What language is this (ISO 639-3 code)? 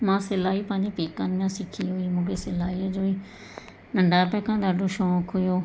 snd